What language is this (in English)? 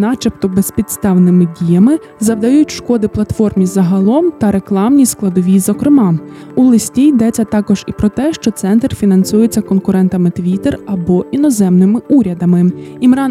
Ukrainian